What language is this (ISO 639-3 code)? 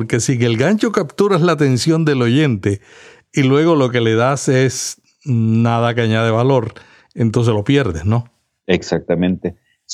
spa